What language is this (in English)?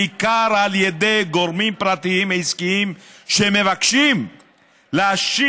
Hebrew